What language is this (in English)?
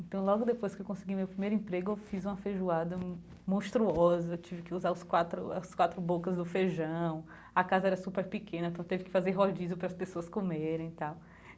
Portuguese